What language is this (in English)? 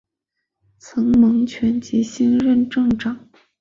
Chinese